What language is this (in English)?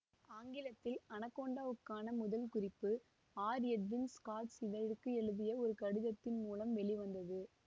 Tamil